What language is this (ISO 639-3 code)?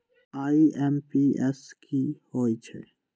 mag